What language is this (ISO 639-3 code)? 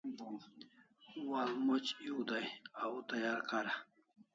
kls